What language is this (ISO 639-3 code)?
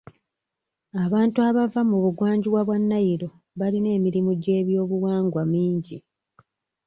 lug